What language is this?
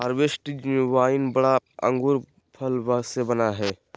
Magahi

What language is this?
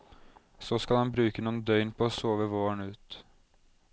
Norwegian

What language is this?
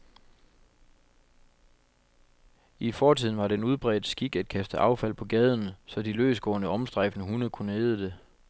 Danish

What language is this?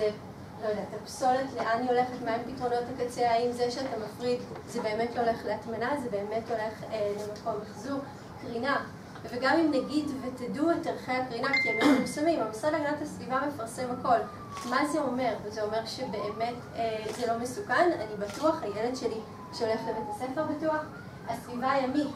Hebrew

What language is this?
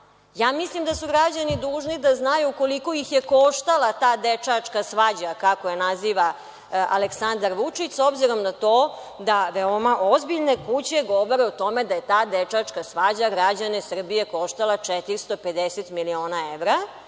Serbian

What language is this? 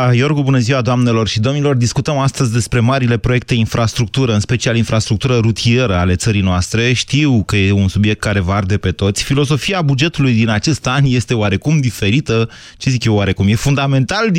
Romanian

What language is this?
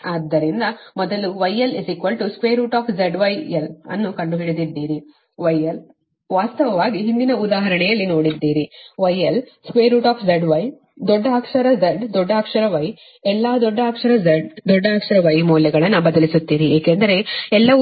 Kannada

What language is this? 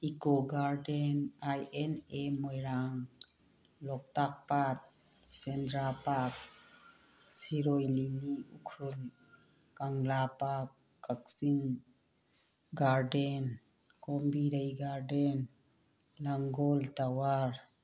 Manipuri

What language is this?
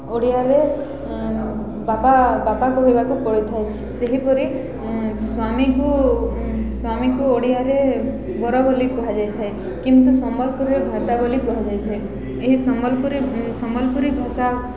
Odia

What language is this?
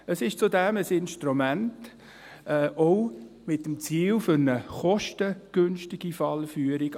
Swiss German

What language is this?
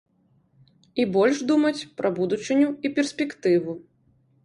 Belarusian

